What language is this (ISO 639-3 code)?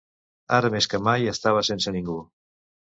cat